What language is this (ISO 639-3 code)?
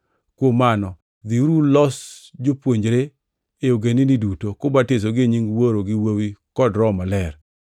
luo